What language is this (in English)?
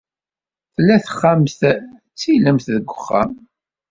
Kabyle